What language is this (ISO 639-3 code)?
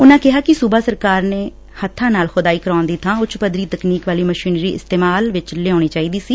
pan